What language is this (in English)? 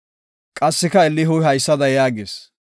Gofa